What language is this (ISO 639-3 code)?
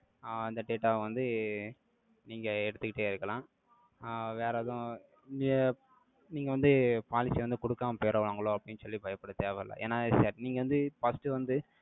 tam